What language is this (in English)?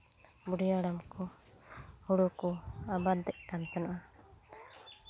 Santali